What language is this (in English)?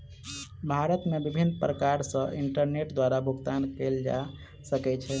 Maithili